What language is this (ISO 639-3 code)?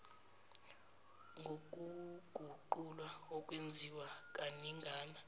zul